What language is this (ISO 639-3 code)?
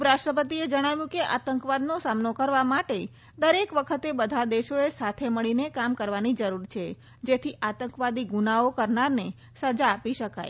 guj